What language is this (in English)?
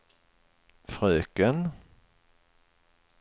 Swedish